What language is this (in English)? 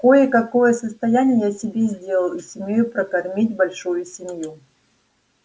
Russian